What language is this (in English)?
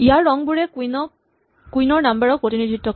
Assamese